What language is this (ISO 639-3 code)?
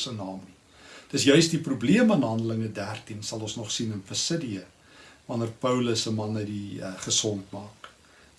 nld